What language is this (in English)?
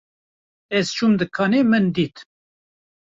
Kurdish